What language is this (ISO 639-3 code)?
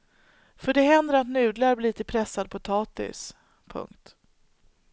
swe